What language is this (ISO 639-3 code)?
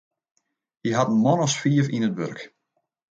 fry